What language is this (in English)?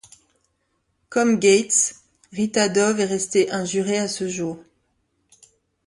French